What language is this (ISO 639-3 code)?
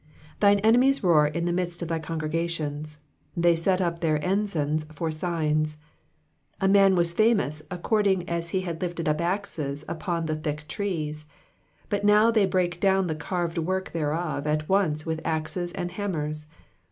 eng